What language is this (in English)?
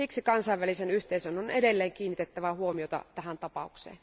Finnish